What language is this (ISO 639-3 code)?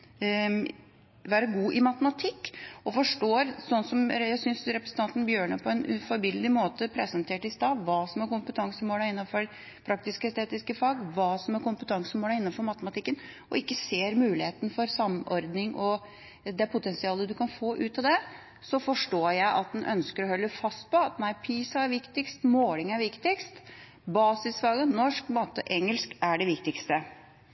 nob